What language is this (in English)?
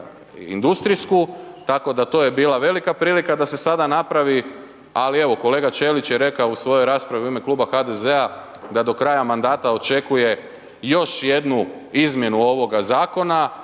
Croatian